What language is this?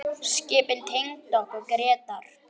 Icelandic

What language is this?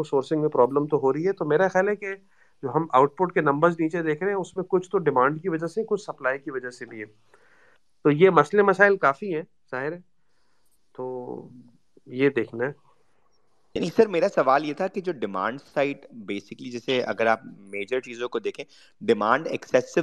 Urdu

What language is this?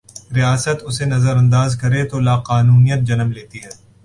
Urdu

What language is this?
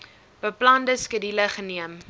Afrikaans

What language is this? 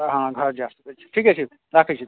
Maithili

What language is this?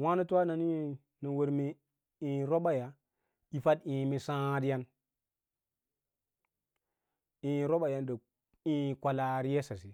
Lala-Roba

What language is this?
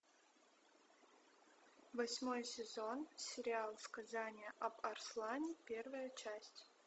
Russian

